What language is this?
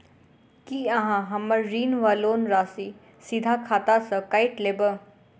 Maithili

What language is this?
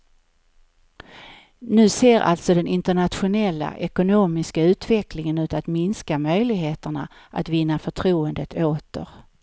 Swedish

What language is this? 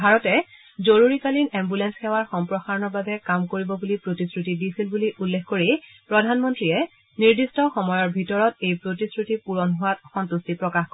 Assamese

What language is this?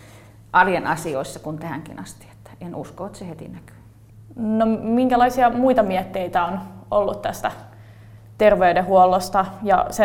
Finnish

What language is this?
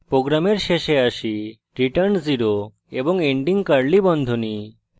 Bangla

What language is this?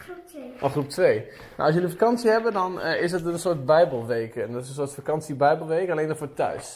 Dutch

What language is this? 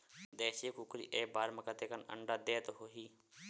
Chhattisgarhi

